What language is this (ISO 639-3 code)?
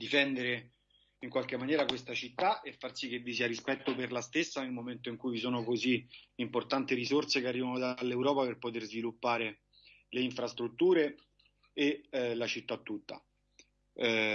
ita